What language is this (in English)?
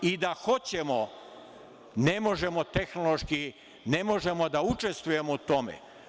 Serbian